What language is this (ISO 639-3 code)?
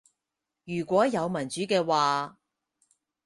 yue